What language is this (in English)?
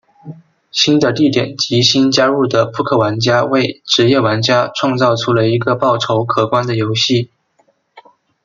Chinese